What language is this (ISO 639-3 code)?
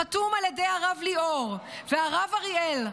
heb